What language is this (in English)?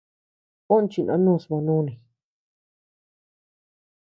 Tepeuxila Cuicatec